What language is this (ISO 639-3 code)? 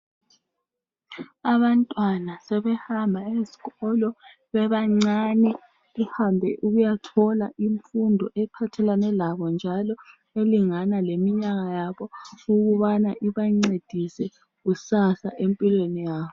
nde